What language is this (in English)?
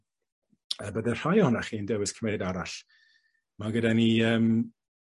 Welsh